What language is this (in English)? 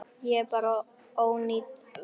Icelandic